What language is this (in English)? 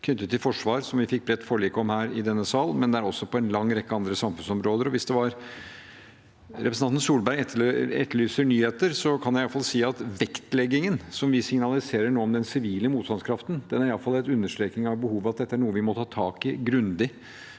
Norwegian